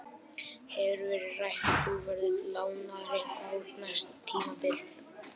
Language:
Icelandic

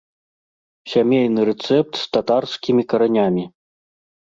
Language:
Belarusian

